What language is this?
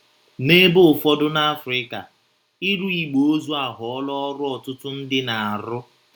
Igbo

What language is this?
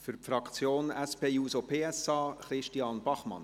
Swiss German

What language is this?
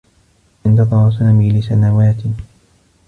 Arabic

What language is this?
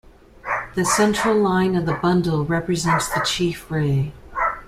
English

